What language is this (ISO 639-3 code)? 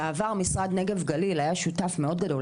heb